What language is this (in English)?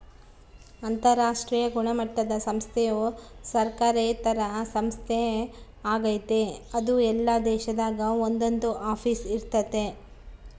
Kannada